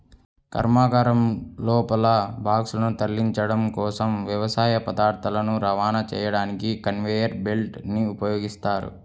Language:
Telugu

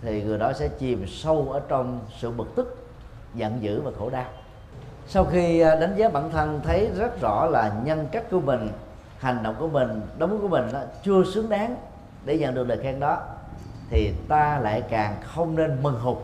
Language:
Vietnamese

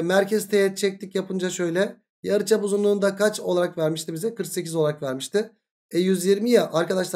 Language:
Turkish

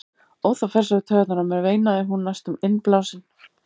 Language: Icelandic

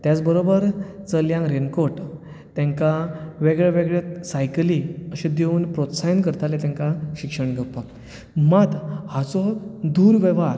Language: Konkani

